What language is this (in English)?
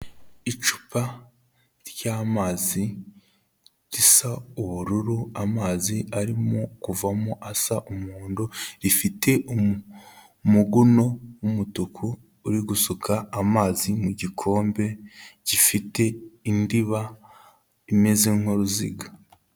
Kinyarwanda